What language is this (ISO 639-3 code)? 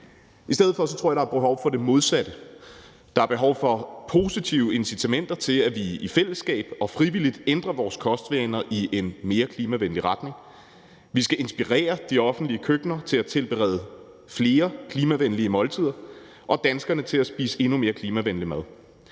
dan